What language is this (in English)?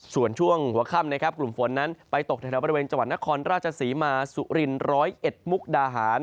Thai